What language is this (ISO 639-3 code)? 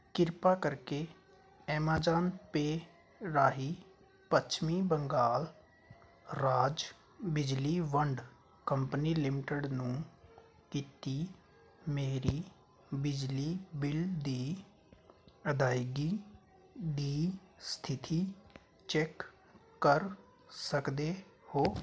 pan